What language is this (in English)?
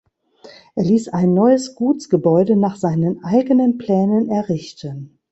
German